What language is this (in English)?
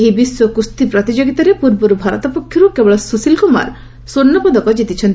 Odia